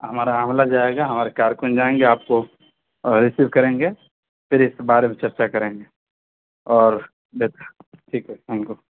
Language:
Urdu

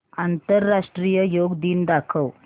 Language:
Marathi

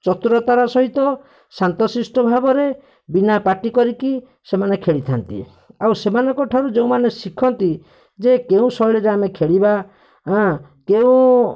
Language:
Odia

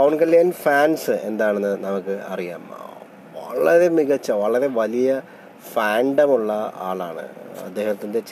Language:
Malayalam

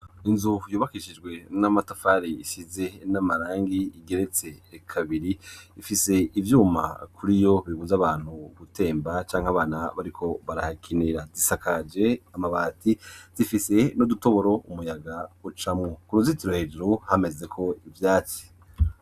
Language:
Rundi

